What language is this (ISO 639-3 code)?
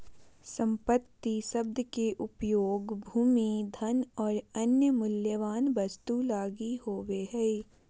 mag